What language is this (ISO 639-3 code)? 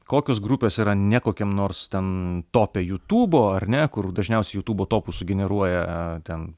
lit